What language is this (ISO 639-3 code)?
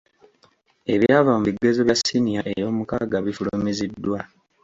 lug